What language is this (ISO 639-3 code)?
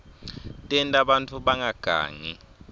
ssw